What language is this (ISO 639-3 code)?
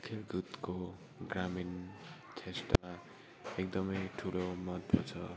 nep